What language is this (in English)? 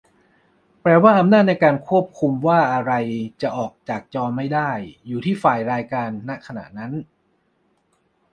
Thai